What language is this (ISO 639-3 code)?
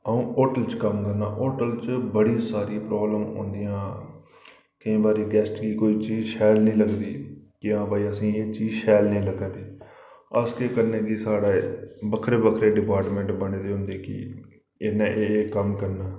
doi